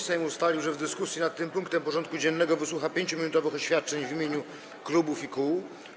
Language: Polish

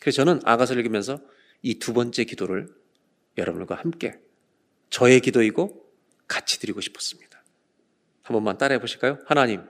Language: Korean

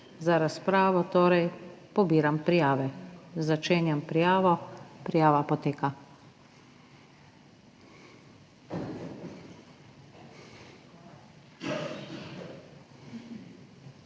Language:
Slovenian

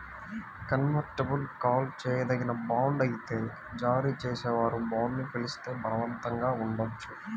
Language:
Telugu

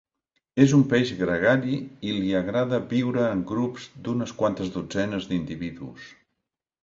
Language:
Catalan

